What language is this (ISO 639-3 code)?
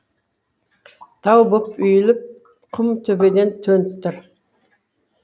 kaz